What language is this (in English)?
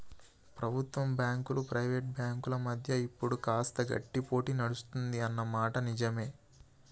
Telugu